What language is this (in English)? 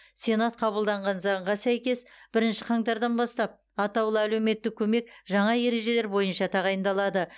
Kazakh